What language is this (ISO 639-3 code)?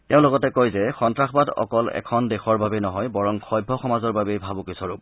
asm